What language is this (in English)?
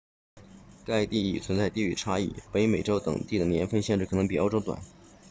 Chinese